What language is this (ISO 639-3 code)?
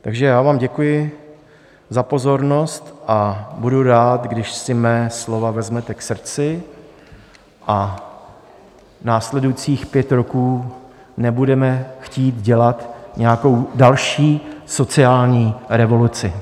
ces